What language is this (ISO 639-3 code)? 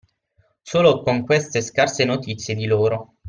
ita